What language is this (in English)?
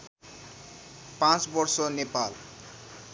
Nepali